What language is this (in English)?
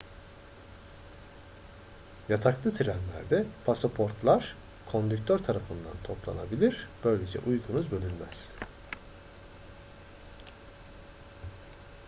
Turkish